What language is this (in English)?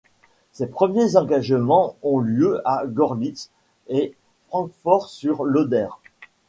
French